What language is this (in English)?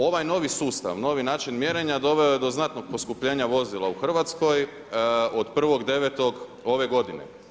Croatian